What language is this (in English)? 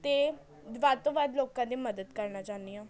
Punjabi